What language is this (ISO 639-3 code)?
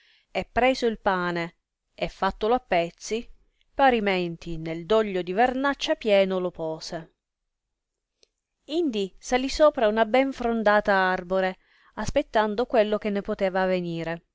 ita